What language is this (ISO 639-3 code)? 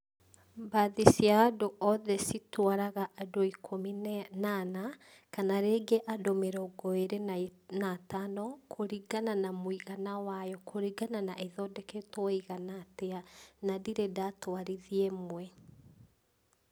kik